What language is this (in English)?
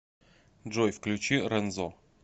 Russian